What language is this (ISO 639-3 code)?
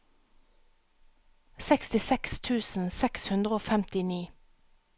nor